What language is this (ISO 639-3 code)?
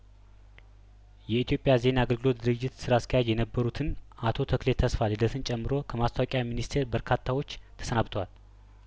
amh